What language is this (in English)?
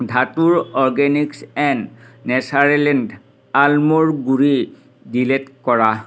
Assamese